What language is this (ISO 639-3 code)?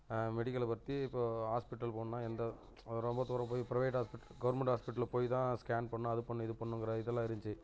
tam